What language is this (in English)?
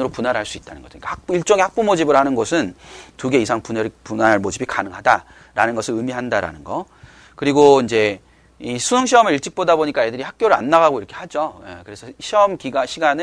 Korean